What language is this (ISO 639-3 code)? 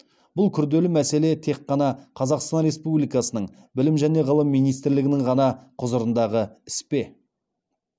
kaz